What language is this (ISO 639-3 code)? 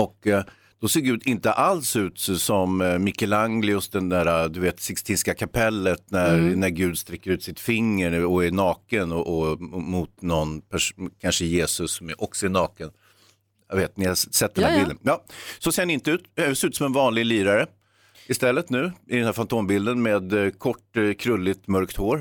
swe